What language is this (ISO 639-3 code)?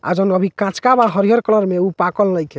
bho